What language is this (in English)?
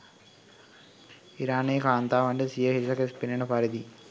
Sinhala